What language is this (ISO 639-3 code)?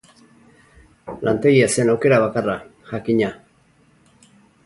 eus